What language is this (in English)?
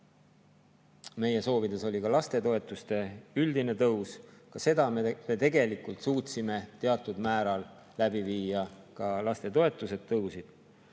Estonian